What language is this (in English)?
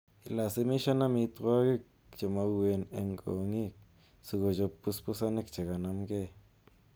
Kalenjin